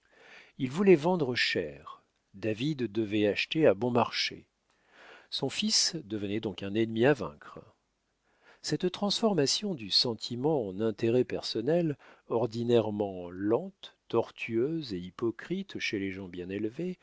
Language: French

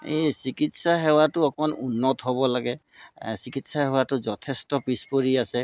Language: Assamese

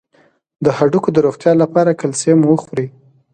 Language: Pashto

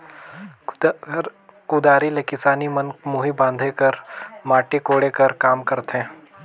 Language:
Chhattisgarhi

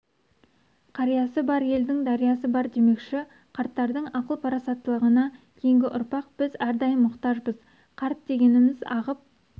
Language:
Kazakh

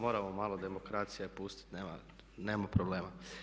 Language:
Croatian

